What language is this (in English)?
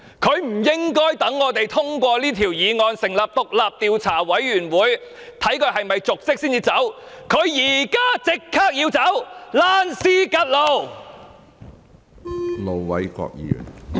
Cantonese